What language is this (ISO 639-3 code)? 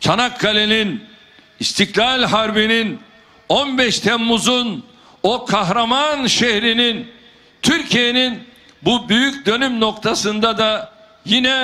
tur